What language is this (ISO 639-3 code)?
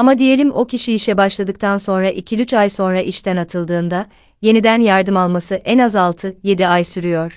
tur